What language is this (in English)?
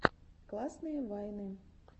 Russian